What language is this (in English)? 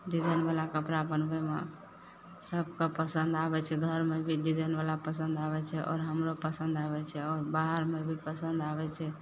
Maithili